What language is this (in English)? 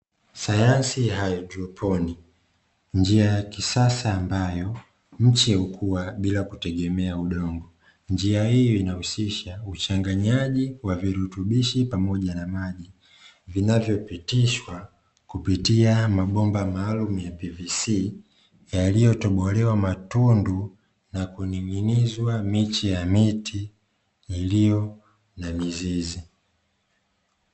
Swahili